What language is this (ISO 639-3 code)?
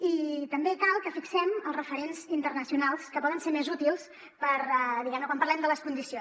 cat